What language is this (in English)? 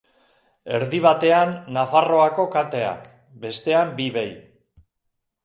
Basque